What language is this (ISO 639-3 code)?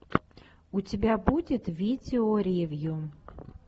rus